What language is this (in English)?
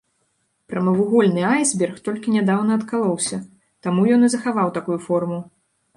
Belarusian